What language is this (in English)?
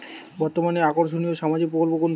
Bangla